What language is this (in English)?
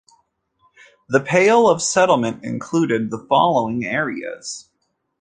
English